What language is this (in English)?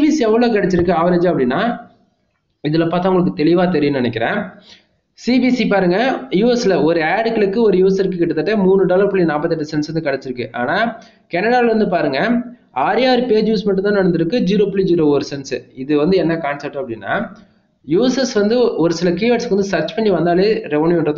Tamil